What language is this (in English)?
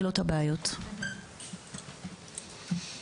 Hebrew